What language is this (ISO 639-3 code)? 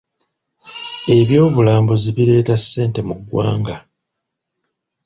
lug